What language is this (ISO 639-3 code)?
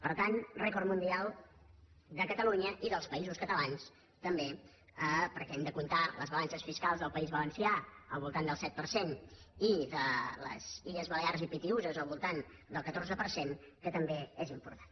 cat